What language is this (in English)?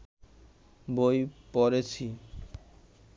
Bangla